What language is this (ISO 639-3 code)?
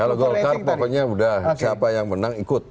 ind